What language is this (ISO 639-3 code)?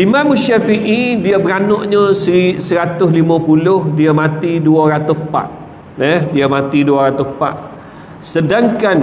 msa